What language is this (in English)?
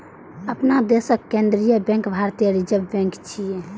Maithili